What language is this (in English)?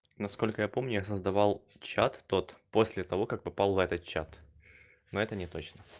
Russian